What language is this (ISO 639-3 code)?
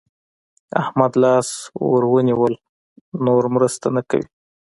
pus